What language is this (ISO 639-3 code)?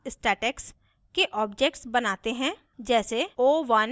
hin